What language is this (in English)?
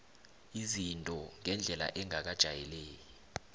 South Ndebele